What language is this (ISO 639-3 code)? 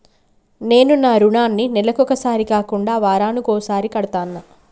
tel